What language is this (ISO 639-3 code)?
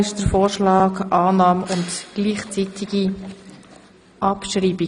gsw